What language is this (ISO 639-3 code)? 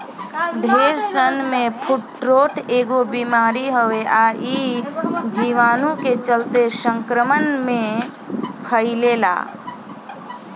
bho